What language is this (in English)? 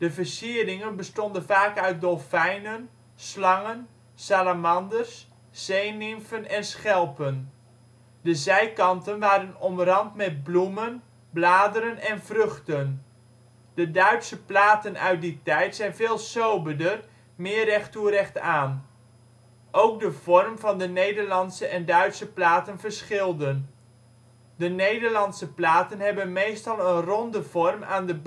Dutch